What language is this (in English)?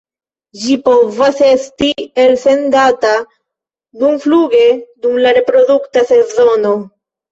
Esperanto